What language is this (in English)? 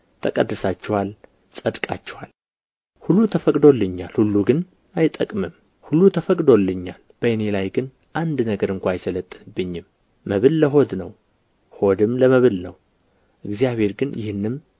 Amharic